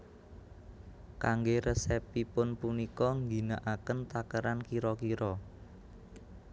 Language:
Javanese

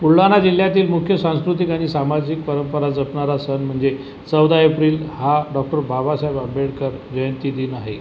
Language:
Marathi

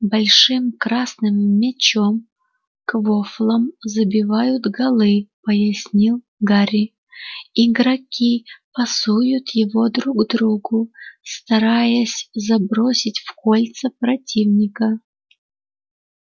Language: Russian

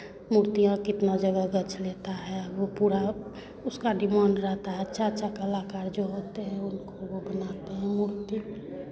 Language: Hindi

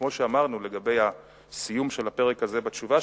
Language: Hebrew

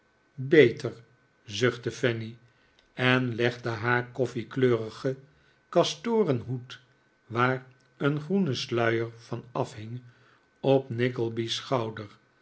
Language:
Dutch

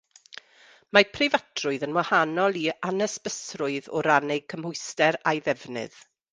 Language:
Welsh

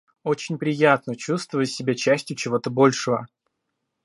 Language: Russian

